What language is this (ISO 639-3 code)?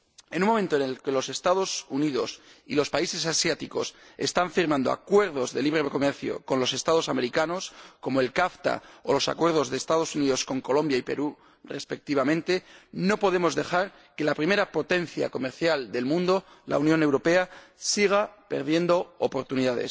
spa